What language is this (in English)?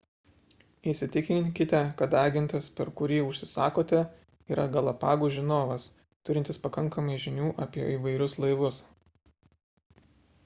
Lithuanian